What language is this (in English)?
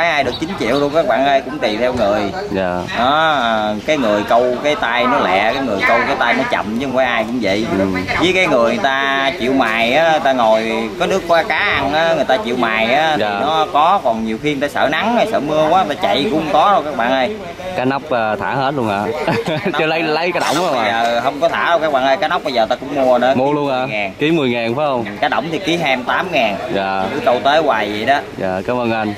Vietnamese